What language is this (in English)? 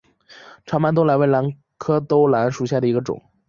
Chinese